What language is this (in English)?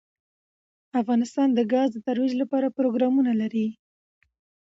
Pashto